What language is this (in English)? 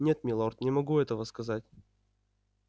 Russian